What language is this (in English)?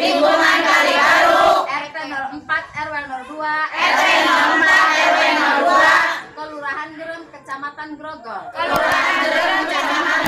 Indonesian